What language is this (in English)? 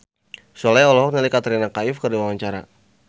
Sundanese